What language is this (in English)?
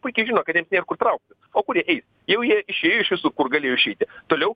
Lithuanian